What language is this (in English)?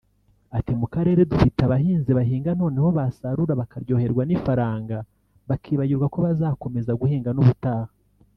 Kinyarwanda